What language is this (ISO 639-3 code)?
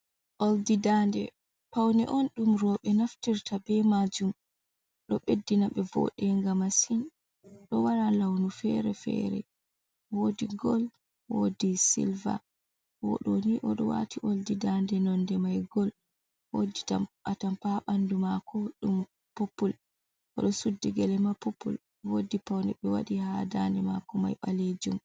ful